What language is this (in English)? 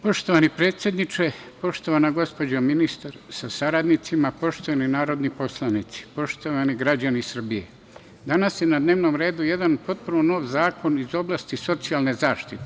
Serbian